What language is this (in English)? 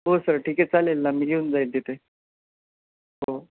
Marathi